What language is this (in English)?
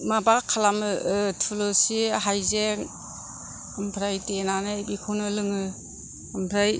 Bodo